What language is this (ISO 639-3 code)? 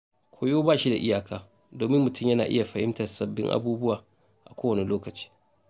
hau